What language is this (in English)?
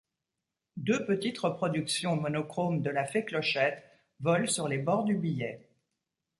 French